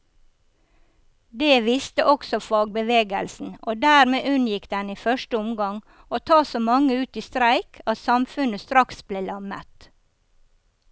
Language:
Norwegian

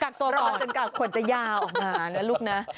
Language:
Thai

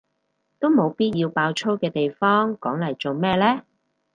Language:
Cantonese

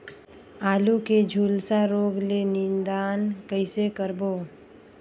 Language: Chhattisgarhi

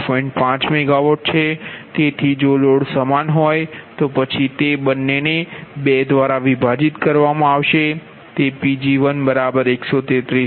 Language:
Gujarati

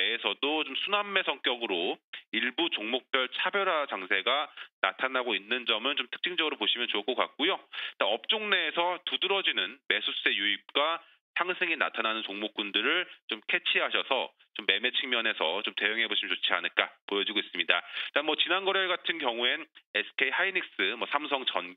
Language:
Korean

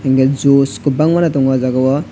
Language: Kok Borok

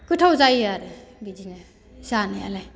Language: Bodo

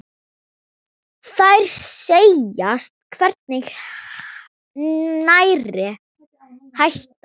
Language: Icelandic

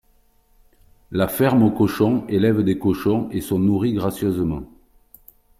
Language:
French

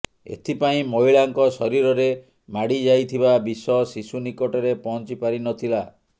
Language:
Odia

